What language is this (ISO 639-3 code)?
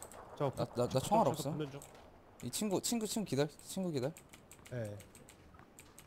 kor